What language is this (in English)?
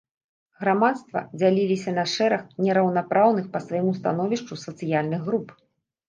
Belarusian